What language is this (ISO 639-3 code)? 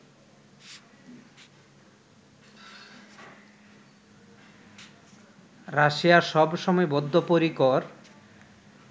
ben